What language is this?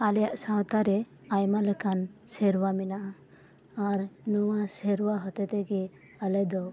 Santali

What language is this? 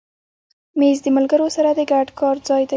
Pashto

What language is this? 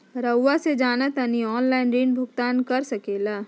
Magahi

